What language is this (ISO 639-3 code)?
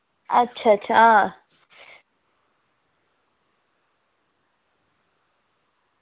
doi